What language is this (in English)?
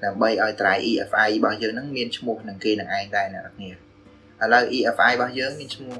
Vietnamese